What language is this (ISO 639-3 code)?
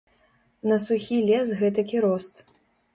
bel